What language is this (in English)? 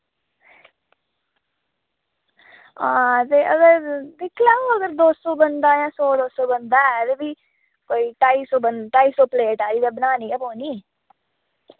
Dogri